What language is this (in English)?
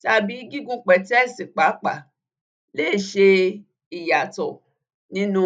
Yoruba